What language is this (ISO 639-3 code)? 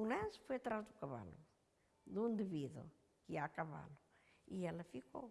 por